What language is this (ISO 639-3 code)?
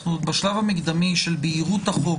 heb